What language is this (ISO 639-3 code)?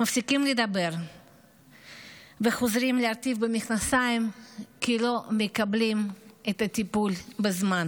heb